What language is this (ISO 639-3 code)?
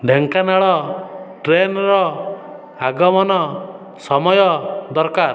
ori